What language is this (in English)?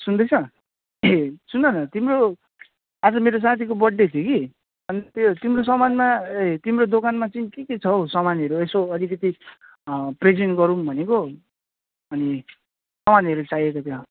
Nepali